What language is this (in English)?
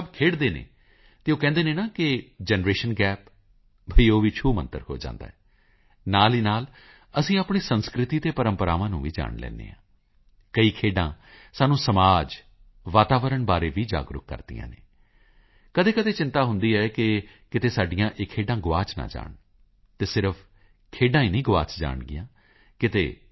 Punjabi